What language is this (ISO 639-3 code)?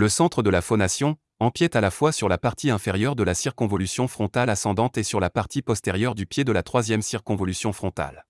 fra